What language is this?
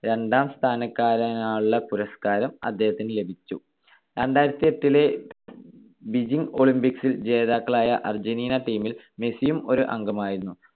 Malayalam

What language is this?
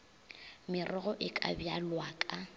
Northern Sotho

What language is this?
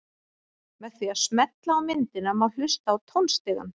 Icelandic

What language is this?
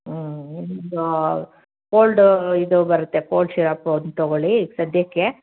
Kannada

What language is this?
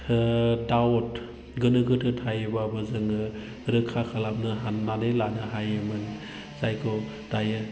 Bodo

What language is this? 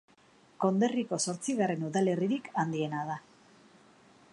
Basque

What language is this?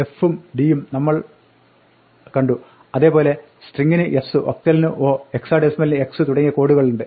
Malayalam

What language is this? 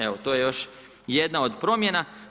Croatian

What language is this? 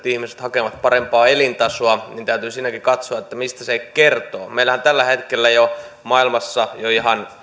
Finnish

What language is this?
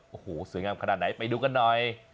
Thai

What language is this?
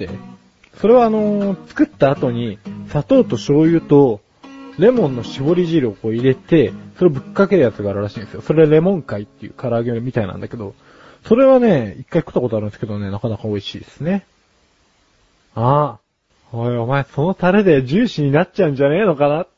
Japanese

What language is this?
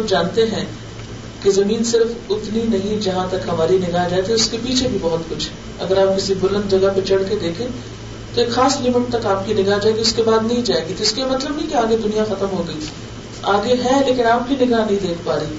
Urdu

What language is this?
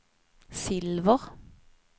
Swedish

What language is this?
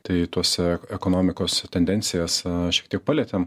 Lithuanian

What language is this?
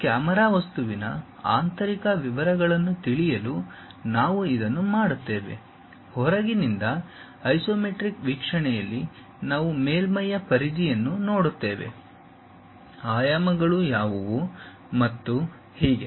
Kannada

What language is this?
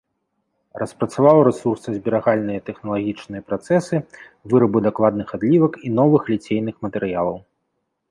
Belarusian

